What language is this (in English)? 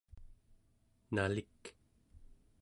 Central Yupik